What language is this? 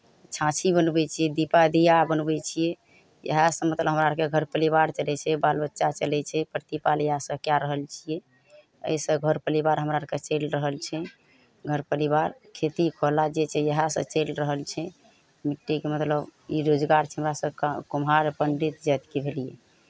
Maithili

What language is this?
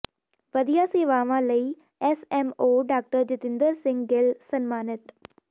Punjabi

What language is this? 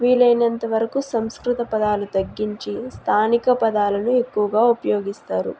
Telugu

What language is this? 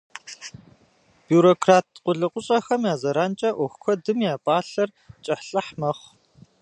Kabardian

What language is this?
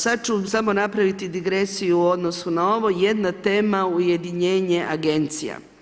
Croatian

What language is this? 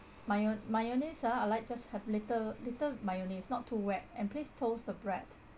English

